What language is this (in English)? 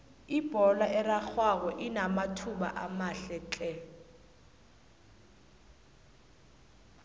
South Ndebele